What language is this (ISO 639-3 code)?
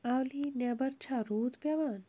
kas